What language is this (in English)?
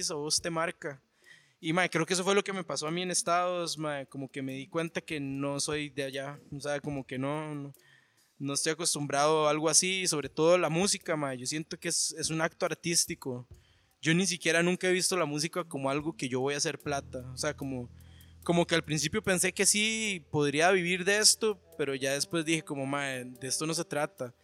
Spanish